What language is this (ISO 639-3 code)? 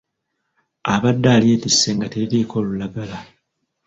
lug